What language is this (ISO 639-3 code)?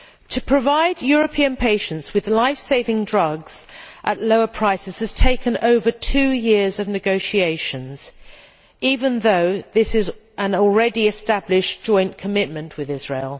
eng